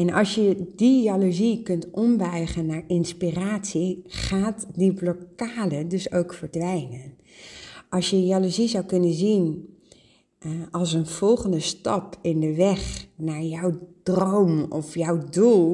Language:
Dutch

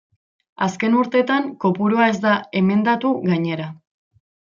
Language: Basque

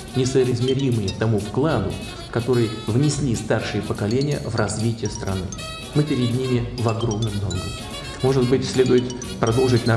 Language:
Russian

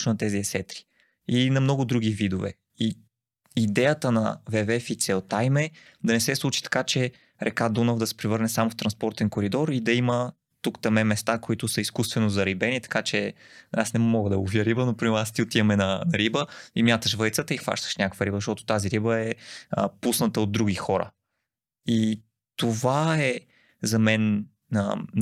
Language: Bulgarian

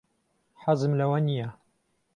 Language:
Central Kurdish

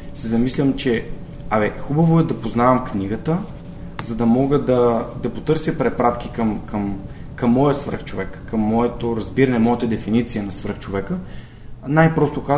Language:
Bulgarian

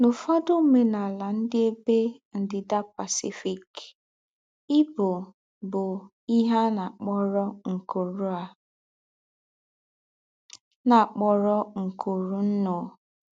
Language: Igbo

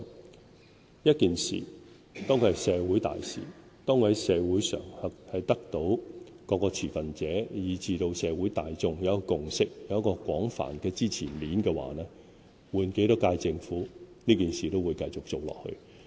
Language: Cantonese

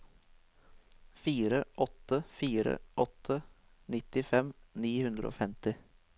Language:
Norwegian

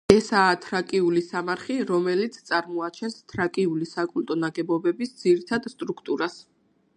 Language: Georgian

